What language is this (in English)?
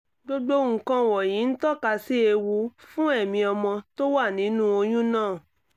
Yoruba